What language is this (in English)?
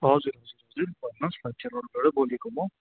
Nepali